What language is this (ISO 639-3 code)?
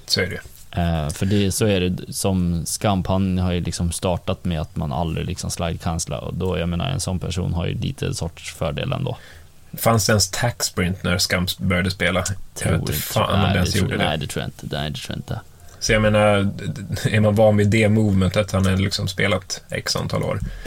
swe